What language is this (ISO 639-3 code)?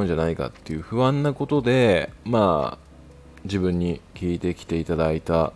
jpn